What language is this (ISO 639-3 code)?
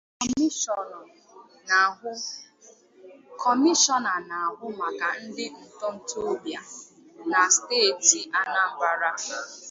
ibo